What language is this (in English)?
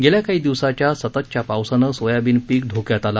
Marathi